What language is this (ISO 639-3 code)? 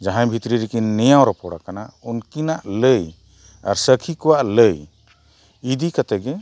sat